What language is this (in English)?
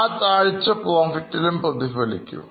Malayalam